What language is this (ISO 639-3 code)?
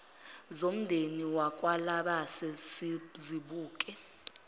zul